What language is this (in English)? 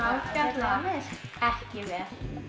Icelandic